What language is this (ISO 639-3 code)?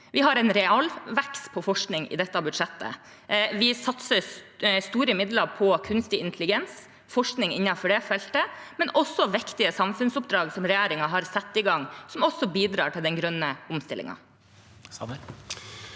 nor